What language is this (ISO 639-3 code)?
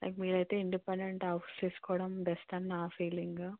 tel